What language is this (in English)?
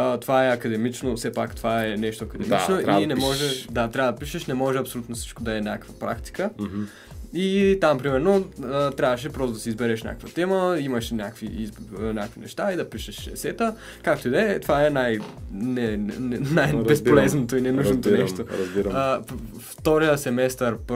Bulgarian